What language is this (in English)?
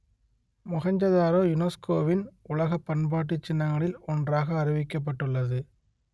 Tamil